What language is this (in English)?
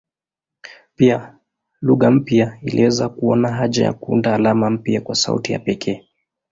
Swahili